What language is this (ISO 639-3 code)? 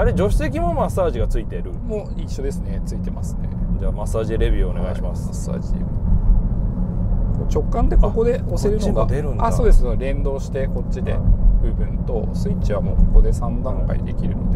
jpn